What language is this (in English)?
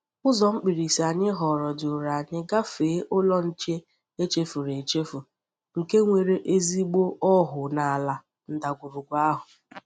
Igbo